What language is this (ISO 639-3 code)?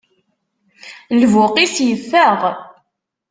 kab